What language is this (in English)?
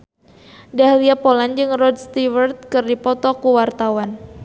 Sundanese